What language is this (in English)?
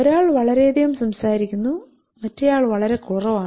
Malayalam